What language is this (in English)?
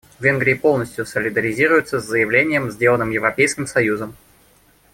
Russian